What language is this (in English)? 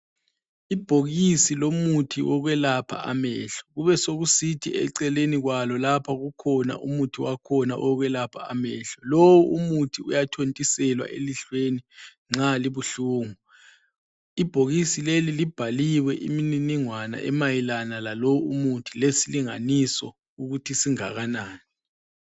North Ndebele